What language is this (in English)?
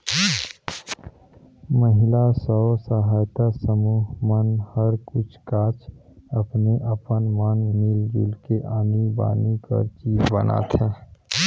Chhattisgarhi